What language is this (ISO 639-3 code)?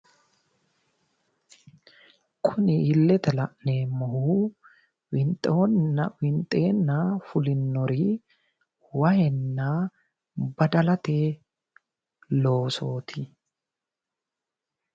sid